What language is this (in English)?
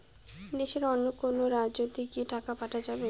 Bangla